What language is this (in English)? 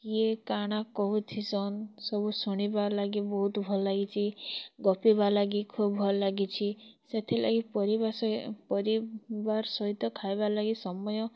Odia